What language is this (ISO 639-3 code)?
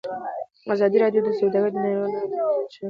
pus